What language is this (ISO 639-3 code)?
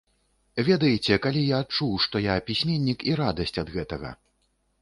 bel